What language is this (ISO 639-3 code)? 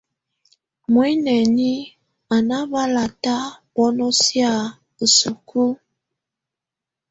tvu